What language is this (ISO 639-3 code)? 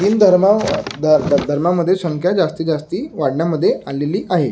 mar